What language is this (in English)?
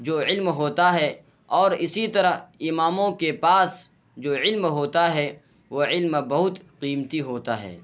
Urdu